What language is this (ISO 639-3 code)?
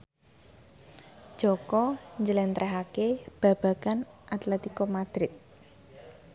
jav